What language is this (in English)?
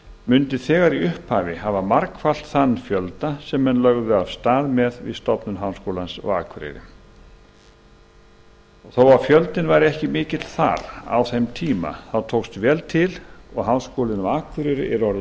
Icelandic